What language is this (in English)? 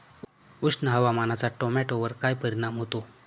Marathi